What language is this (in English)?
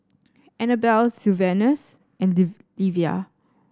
English